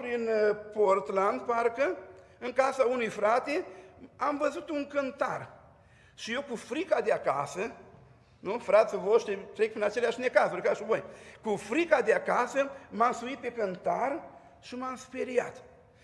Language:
Romanian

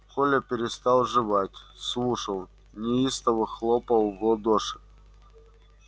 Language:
Russian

